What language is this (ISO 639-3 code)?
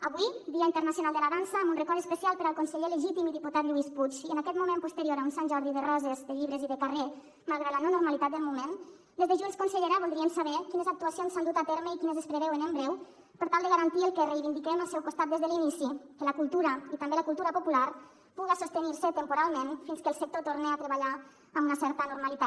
cat